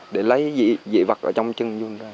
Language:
Vietnamese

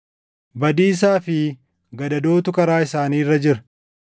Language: Oromo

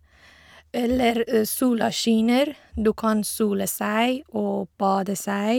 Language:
Norwegian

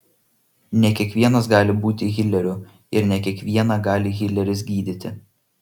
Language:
Lithuanian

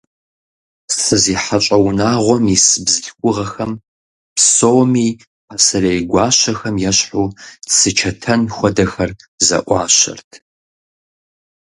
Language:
Kabardian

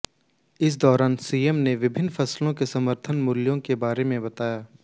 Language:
Hindi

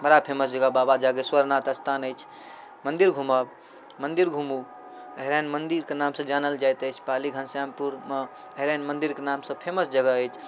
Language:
Maithili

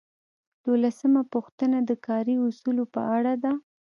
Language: Pashto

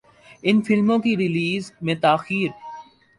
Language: Urdu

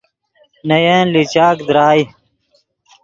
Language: Yidgha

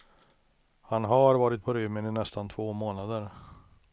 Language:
Swedish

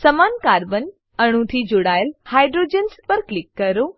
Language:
Gujarati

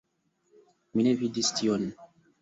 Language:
Esperanto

